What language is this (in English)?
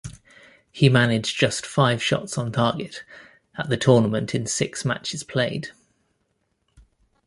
English